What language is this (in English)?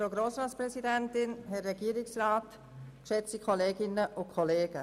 Swiss German